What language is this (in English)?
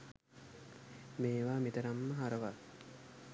Sinhala